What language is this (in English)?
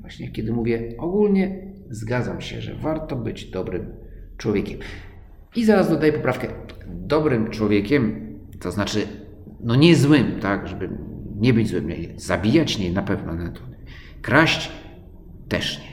Polish